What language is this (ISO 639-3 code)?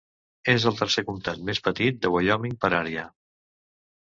cat